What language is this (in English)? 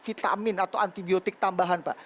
Indonesian